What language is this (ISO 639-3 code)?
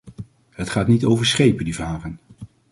nld